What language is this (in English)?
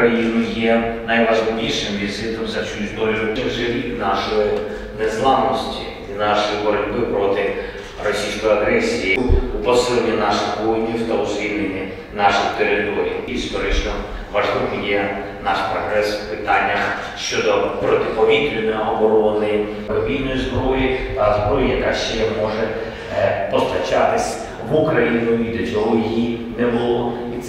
Ukrainian